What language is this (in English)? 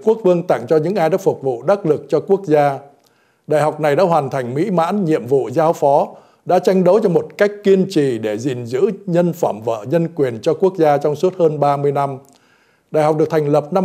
Vietnamese